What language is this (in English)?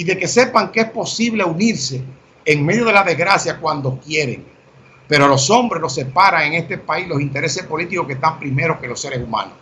Spanish